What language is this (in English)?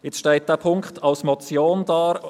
Swiss German